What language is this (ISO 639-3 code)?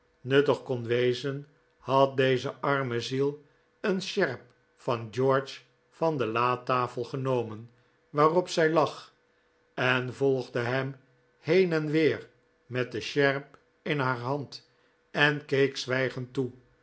nld